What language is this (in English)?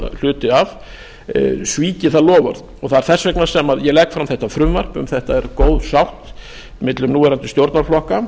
Icelandic